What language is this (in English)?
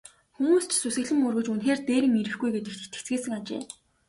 Mongolian